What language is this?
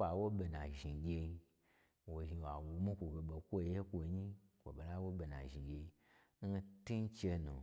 Gbagyi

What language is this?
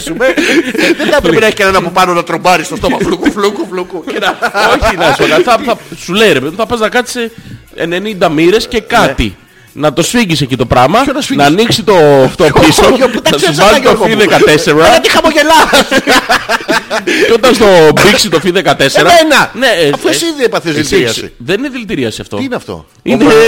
Greek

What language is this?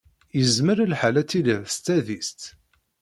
Kabyle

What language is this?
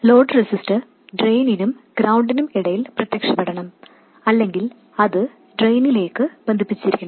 Malayalam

